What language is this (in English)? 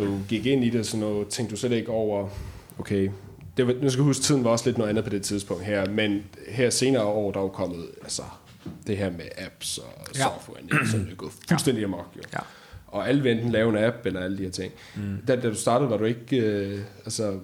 Danish